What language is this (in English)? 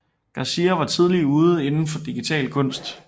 Danish